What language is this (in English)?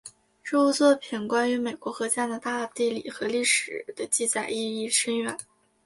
Chinese